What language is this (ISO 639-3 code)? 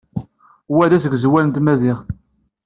kab